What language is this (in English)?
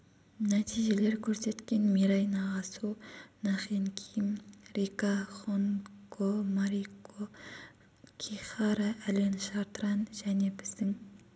Kazakh